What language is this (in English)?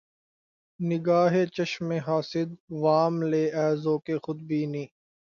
Urdu